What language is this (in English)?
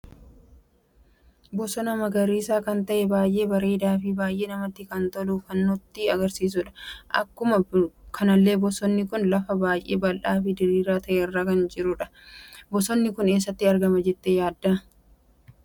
Oromo